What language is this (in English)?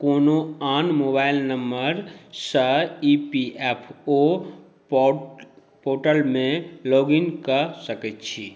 Maithili